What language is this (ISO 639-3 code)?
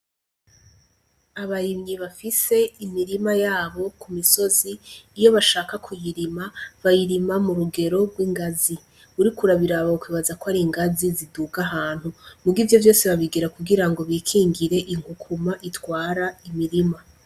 run